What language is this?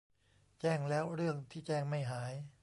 Thai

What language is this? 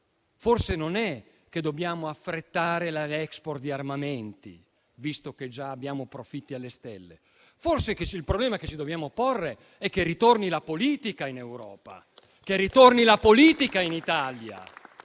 Italian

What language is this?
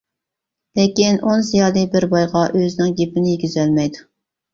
Uyghur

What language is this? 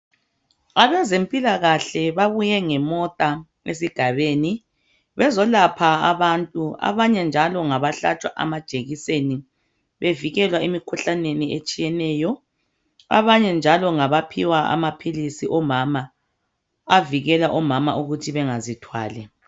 North Ndebele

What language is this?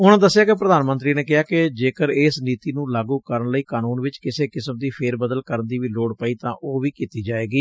Punjabi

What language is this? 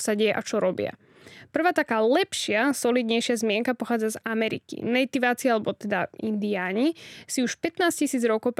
Slovak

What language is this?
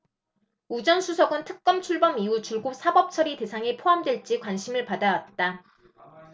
Korean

